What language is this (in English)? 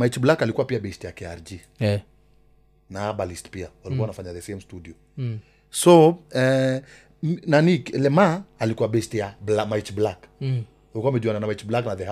Swahili